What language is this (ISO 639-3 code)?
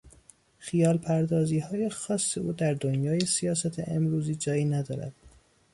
fas